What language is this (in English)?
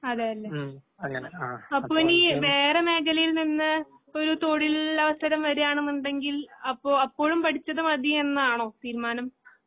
Malayalam